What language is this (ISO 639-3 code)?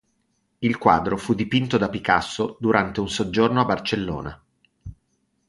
ita